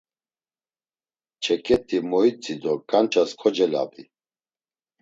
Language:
Laz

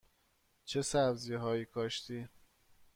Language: Persian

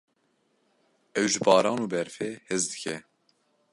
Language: Kurdish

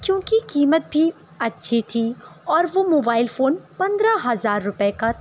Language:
Urdu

